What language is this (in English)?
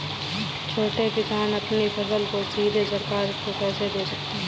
Hindi